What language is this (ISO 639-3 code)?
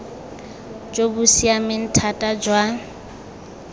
tsn